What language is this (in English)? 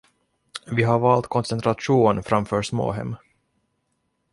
Swedish